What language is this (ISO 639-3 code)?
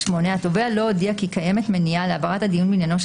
heb